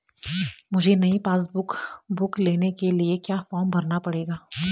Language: Hindi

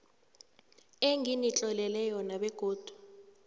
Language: South Ndebele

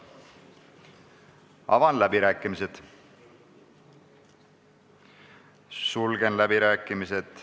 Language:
Estonian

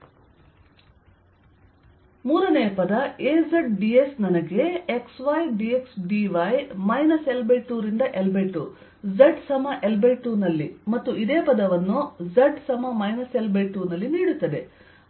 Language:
Kannada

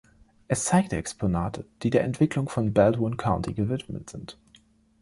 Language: German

